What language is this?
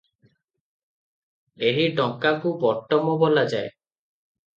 Odia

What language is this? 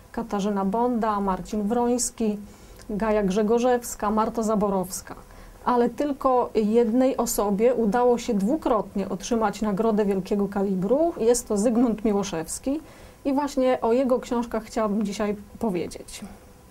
Polish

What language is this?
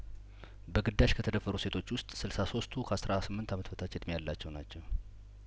Amharic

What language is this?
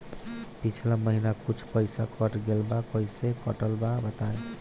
Bhojpuri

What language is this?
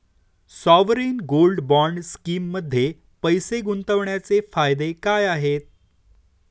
Marathi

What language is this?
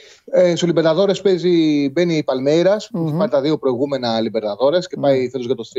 Greek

